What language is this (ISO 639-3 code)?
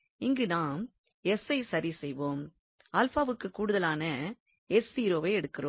tam